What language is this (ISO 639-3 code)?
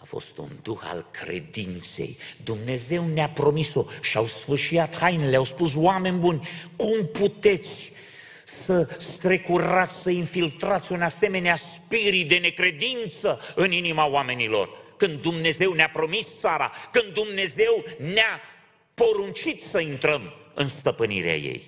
ron